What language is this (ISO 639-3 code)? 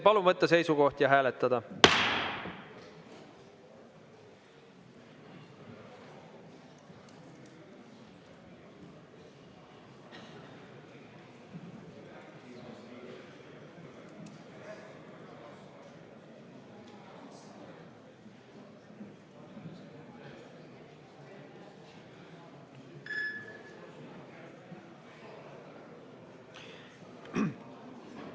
est